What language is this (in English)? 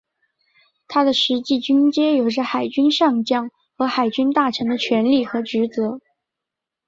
Chinese